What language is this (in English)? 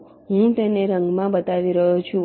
Gujarati